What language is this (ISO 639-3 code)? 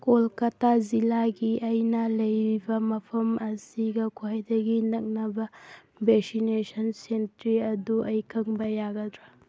mni